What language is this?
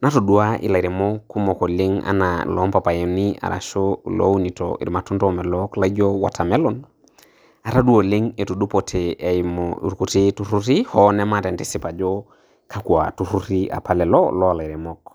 Masai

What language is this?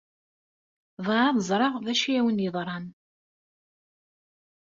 Kabyle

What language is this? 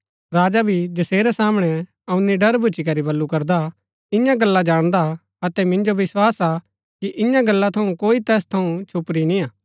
Gaddi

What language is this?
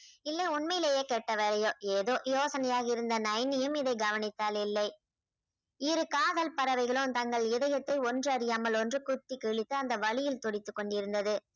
Tamil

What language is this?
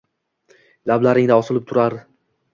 Uzbek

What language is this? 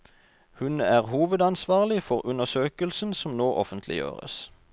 Norwegian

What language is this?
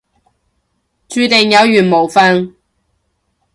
Cantonese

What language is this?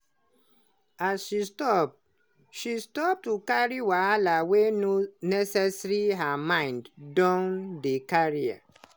Nigerian Pidgin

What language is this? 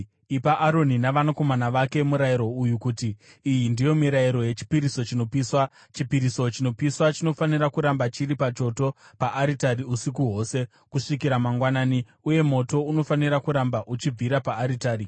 Shona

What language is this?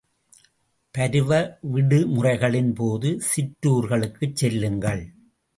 Tamil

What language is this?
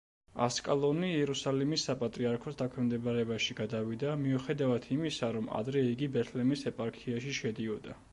Georgian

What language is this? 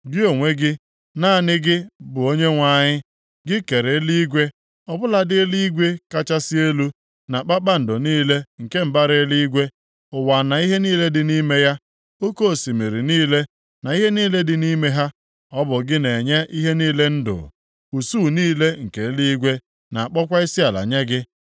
Igbo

